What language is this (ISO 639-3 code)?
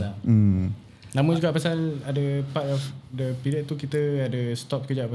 msa